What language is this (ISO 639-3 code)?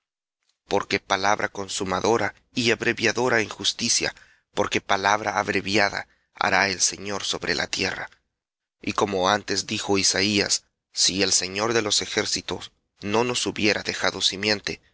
spa